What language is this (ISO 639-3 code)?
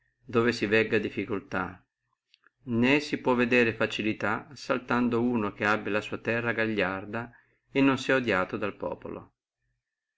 ita